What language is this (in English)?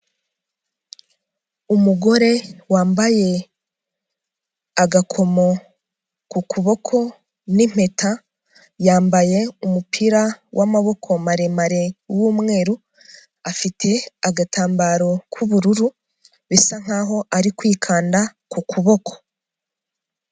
Kinyarwanda